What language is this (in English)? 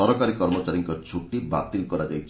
Odia